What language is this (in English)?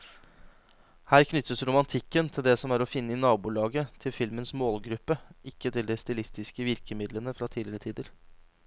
Norwegian